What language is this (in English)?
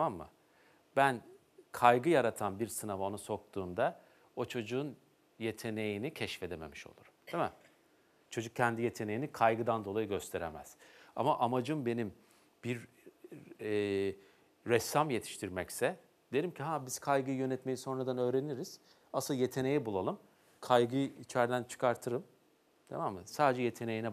Turkish